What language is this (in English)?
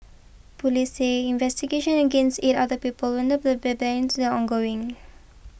English